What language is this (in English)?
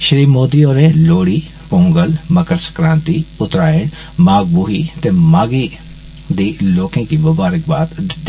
Dogri